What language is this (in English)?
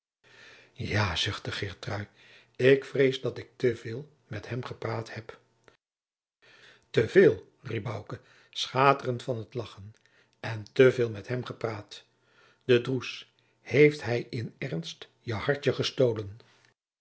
Dutch